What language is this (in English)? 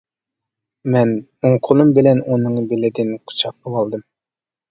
Uyghur